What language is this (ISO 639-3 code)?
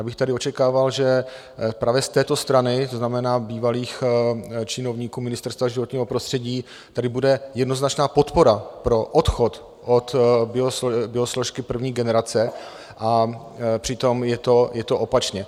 ces